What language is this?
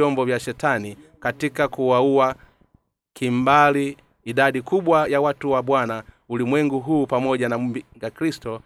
Swahili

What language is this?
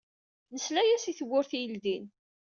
Kabyle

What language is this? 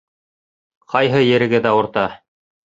Bashkir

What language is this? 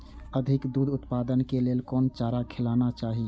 Maithili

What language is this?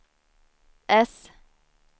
Swedish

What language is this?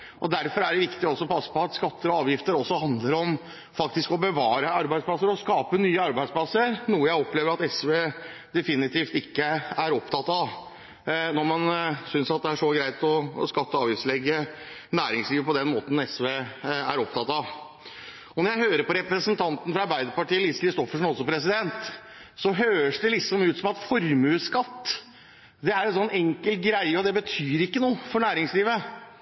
Norwegian Bokmål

